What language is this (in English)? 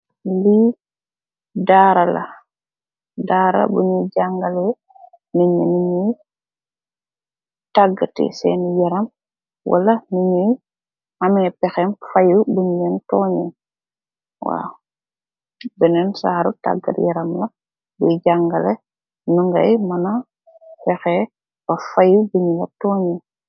Wolof